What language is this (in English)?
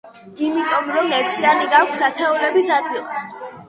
Georgian